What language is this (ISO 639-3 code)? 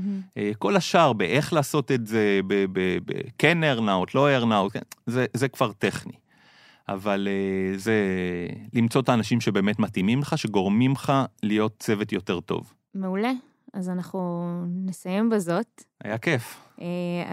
heb